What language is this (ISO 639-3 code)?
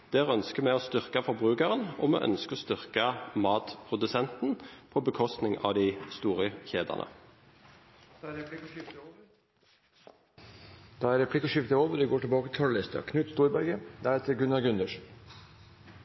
nor